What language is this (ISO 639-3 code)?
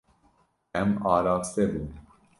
kur